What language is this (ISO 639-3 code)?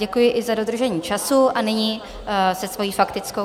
ces